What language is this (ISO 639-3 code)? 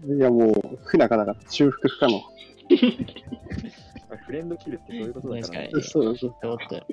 jpn